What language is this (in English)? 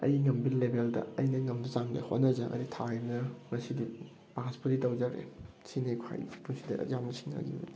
Manipuri